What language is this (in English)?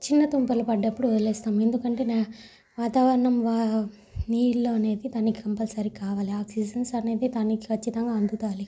Telugu